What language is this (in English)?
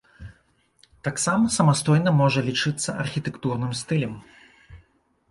Belarusian